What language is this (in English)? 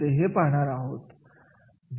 Marathi